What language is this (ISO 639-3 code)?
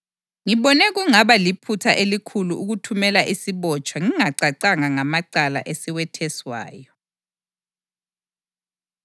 nde